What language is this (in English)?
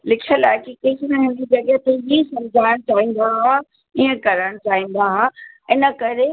Sindhi